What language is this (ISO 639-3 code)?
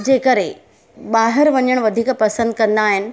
snd